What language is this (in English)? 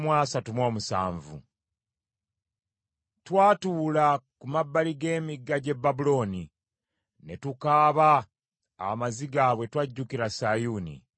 Ganda